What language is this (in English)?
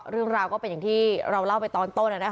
Thai